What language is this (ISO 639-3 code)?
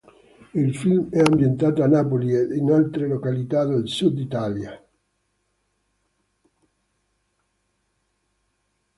ita